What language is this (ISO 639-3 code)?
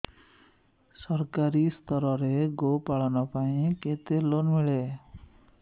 ori